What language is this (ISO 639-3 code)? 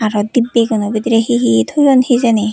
ccp